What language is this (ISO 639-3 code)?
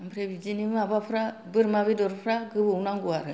brx